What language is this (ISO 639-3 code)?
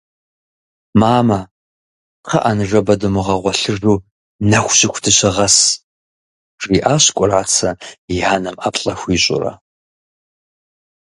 kbd